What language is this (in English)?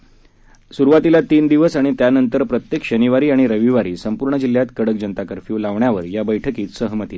Marathi